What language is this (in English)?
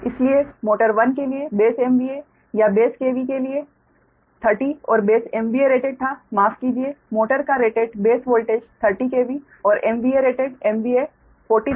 Hindi